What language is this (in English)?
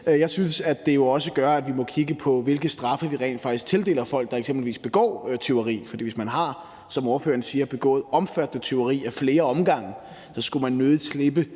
Danish